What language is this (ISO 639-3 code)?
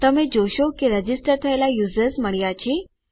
guj